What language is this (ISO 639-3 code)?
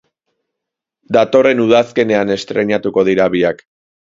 eus